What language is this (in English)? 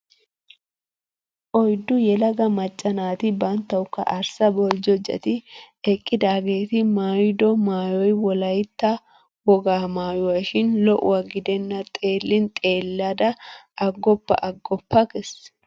Wolaytta